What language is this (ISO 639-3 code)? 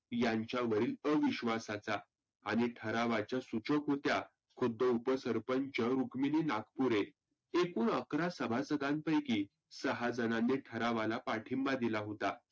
mar